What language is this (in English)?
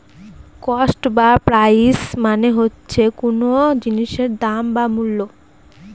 Bangla